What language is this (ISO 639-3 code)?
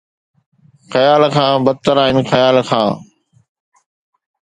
snd